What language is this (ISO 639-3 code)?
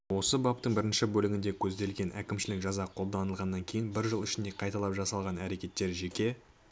kaz